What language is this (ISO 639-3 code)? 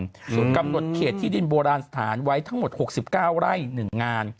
tha